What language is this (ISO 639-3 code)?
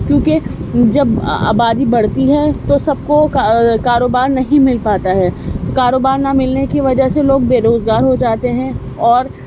urd